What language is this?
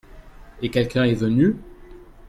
French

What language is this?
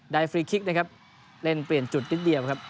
Thai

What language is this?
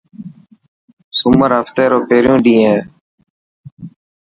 Dhatki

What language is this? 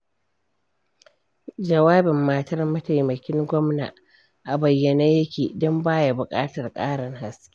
Hausa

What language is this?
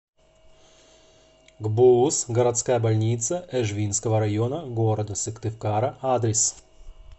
Russian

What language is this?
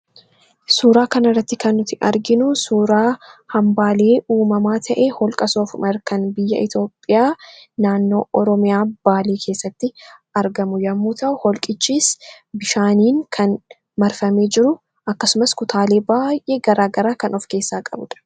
Oromo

